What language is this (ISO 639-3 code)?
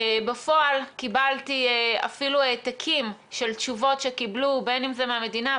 heb